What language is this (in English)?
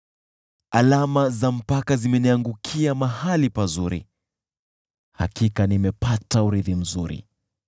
Swahili